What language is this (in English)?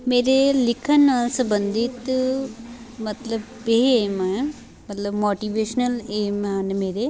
Punjabi